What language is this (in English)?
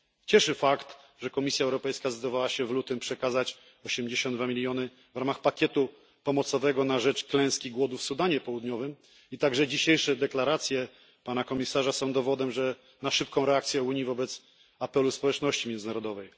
Polish